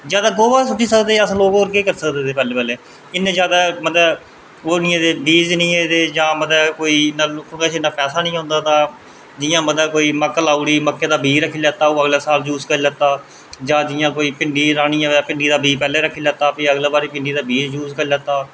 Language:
Dogri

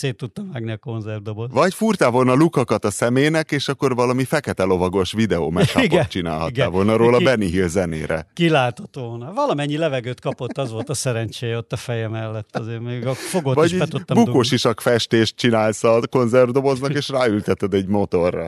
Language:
Hungarian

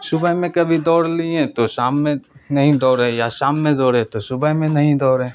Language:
Urdu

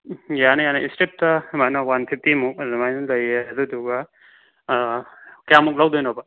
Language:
Manipuri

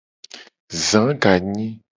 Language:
Gen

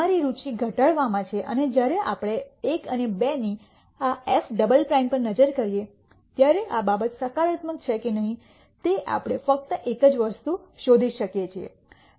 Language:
Gujarati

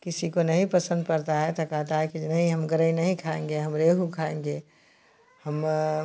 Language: Hindi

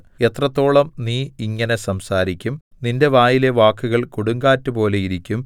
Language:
Malayalam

